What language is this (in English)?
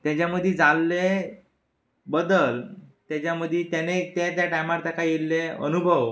Konkani